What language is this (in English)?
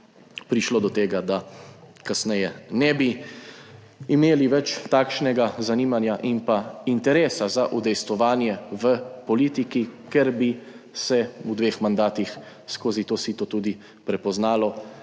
Slovenian